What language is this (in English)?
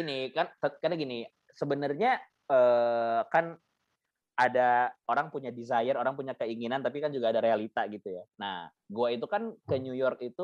Indonesian